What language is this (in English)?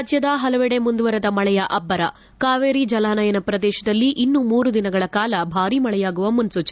Kannada